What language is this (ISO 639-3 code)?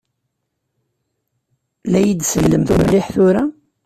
kab